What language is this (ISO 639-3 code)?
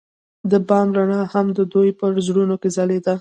pus